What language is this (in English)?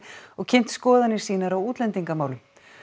Icelandic